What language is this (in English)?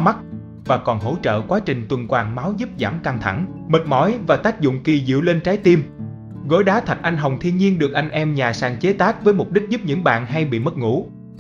Vietnamese